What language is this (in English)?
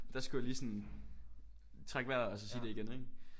Danish